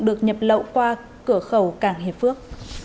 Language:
Vietnamese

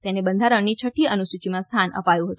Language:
Gujarati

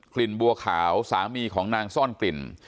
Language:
Thai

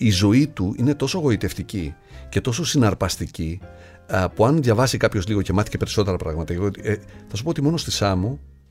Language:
Greek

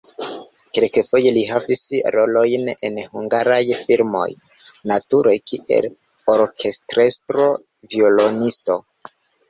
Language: Esperanto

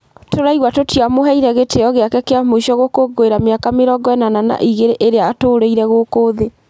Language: Kikuyu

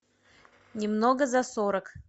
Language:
Russian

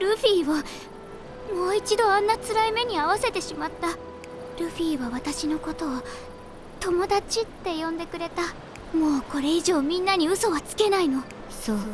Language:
Japanese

